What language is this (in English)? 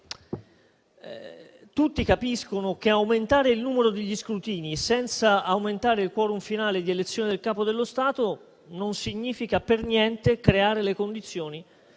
Italian